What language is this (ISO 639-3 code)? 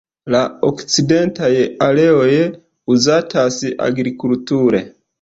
epo